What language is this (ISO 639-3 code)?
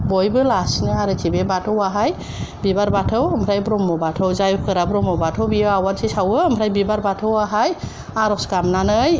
brx